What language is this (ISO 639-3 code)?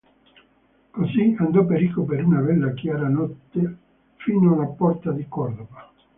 ita